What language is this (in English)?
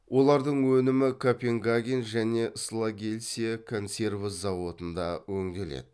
Kazakh